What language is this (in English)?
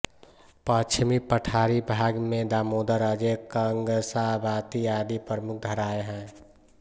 Hindi